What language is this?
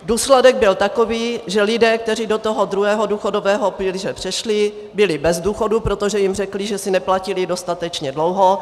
Czech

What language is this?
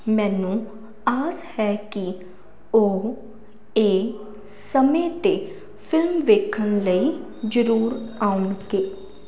Punjabi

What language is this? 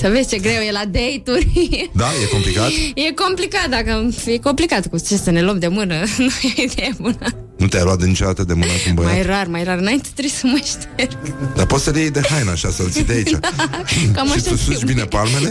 Romanian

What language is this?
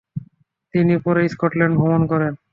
Bangla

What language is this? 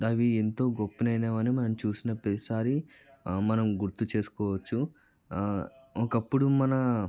Telugu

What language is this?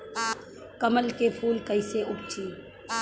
Bhojpuri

